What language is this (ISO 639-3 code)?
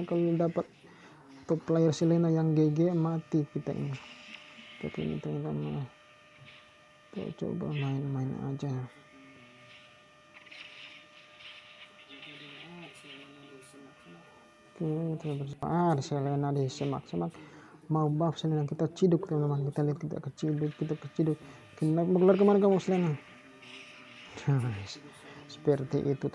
ind